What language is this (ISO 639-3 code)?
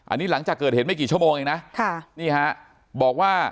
tha